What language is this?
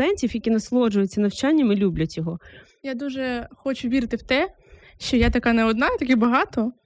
Ukrainian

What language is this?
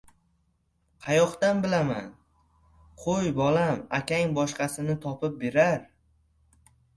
Uzbek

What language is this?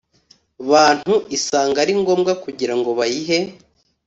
Kinyarwanda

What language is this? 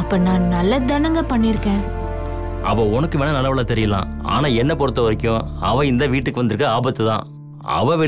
Tamil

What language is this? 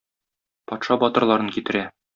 Tatar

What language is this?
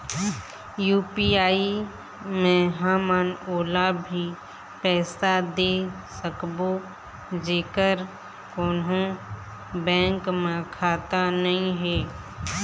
Chhattisgarhi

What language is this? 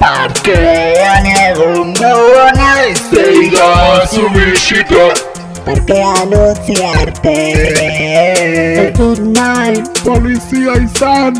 Basque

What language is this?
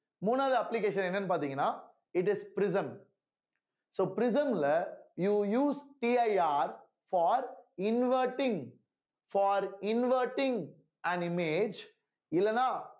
Tamil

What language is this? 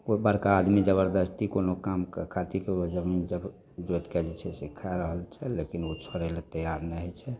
Maithili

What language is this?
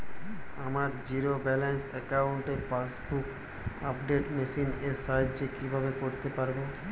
Bangla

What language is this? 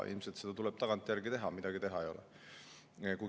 Estonian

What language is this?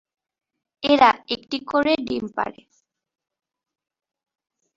Bangla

